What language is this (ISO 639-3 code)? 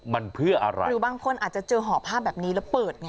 tha